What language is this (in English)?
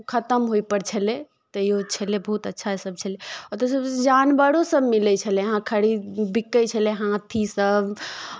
Maithili